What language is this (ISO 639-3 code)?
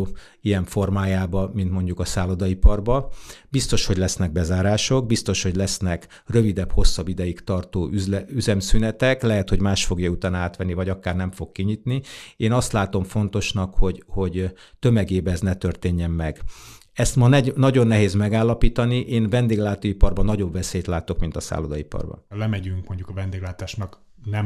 hun